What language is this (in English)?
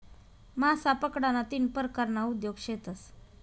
Marathi